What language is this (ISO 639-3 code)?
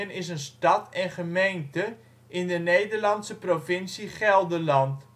nld